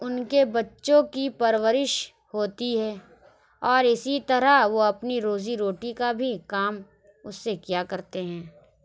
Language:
Urdu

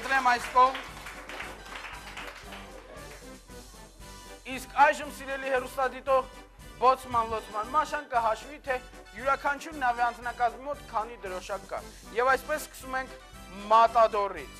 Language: Romanian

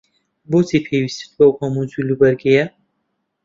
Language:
Central Kurdish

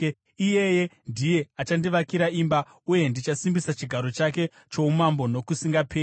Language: Shona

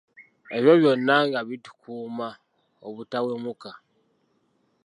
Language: Ganda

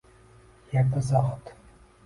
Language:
Uzbek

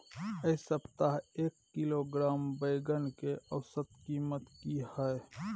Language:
Maithili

